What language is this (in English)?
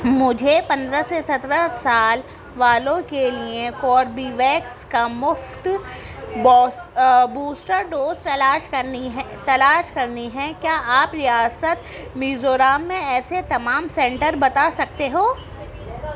Urdu